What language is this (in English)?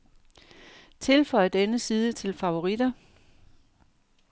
Danish